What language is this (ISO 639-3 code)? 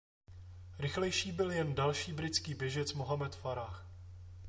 ces